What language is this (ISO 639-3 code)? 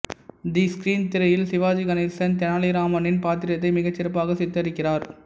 tam